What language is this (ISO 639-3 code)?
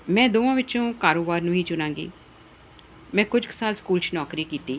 pan